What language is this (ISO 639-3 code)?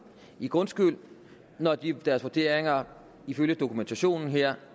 dan